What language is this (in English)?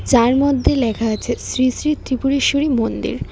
Bangla